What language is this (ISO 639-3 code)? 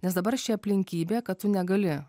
lit